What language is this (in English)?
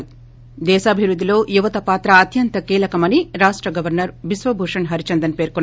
Telugu